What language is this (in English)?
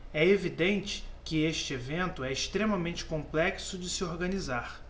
Portuguese